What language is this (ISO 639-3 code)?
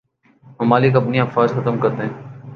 urd